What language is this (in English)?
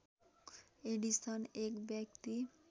Nepali